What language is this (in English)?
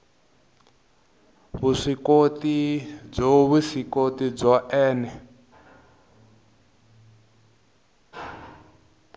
Tsonga